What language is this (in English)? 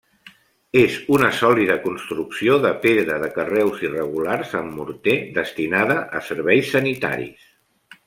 Catalan